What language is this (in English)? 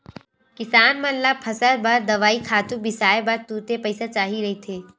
Chhattisgarhi